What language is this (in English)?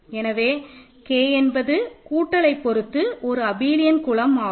Tamil